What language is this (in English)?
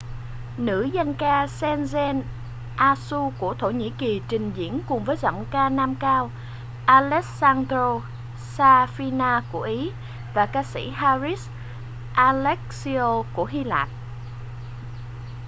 Vietnamese